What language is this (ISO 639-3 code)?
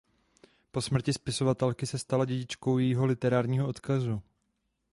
ces